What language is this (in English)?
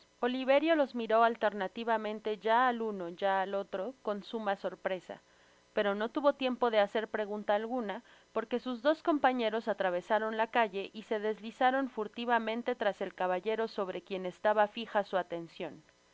Spanish